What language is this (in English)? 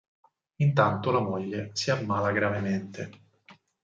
Italian